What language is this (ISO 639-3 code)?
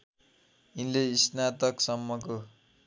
nep